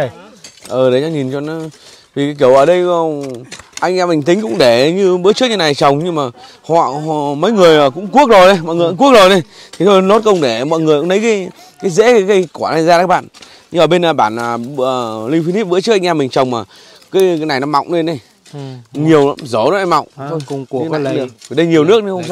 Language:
Vietnamese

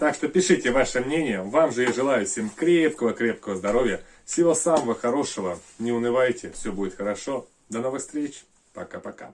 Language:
Russian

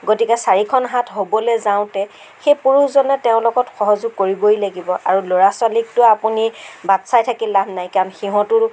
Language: Assamese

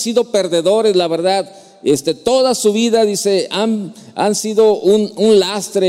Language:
Spanish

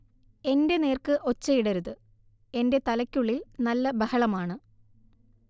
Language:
Malayalam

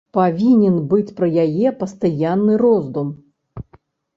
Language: Belarusian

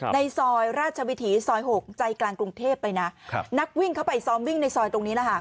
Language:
Thai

